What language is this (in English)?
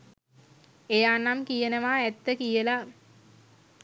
Sinhala